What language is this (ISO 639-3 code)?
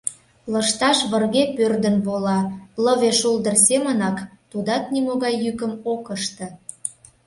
chm